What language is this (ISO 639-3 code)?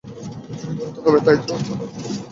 ben